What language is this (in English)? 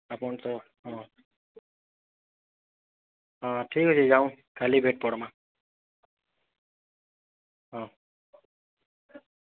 Odia